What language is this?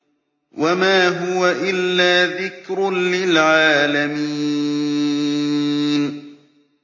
Arabic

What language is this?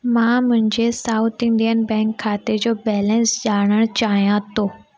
Sindhi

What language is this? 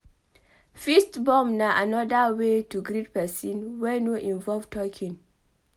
Nigerian Pidgin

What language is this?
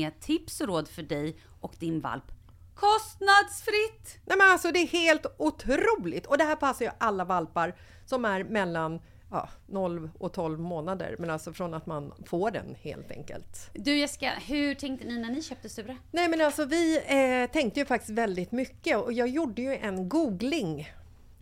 Swedish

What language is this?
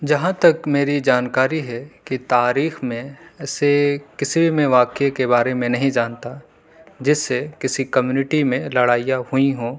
Urdu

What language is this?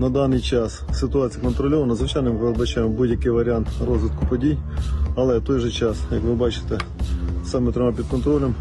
Ukrainian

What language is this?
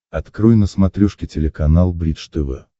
Russian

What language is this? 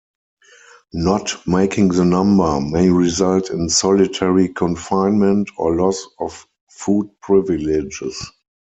English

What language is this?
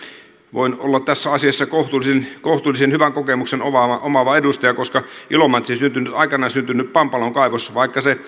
Finnish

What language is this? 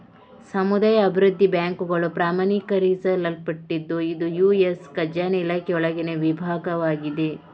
Kannada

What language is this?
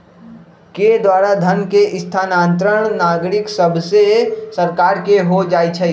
Magahi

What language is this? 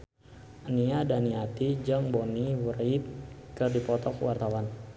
Sundanese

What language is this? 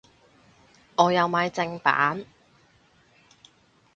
Cantonese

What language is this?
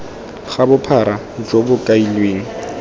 Tswana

